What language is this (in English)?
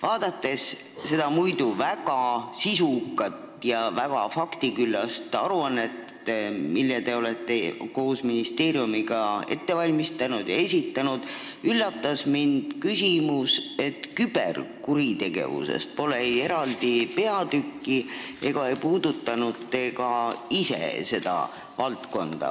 Estonian